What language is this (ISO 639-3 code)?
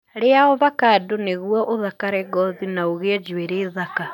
kik